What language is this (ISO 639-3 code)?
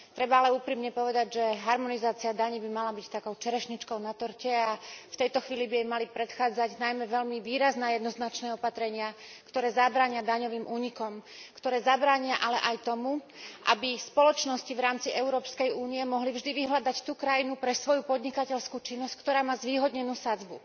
slk